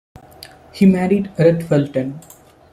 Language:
English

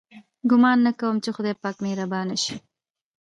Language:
Pashto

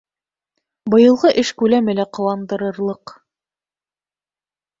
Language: Bashkir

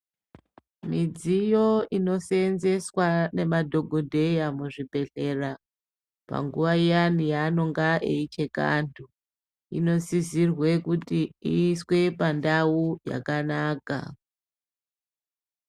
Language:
Ndau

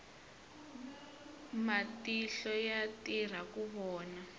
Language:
Tsonga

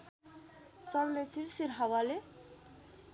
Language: Nepali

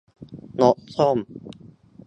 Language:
Thai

